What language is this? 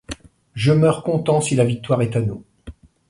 French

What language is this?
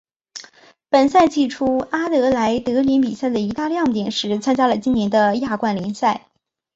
Chinese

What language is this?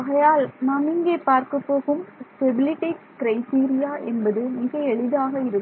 Tamil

